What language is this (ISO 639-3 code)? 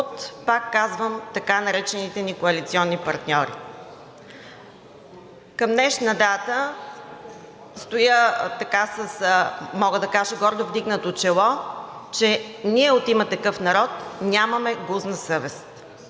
bul